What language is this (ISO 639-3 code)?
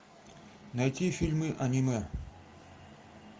rus